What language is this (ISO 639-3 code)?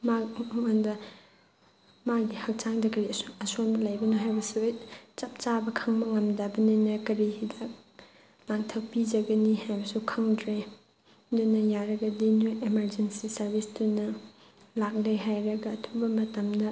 mni